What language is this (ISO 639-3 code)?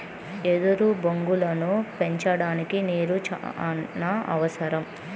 tel